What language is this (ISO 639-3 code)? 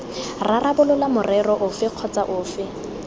tsn